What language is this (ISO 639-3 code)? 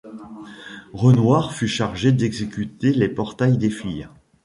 fra